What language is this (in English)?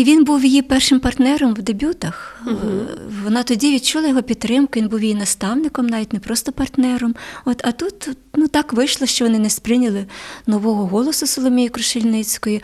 Ukrainian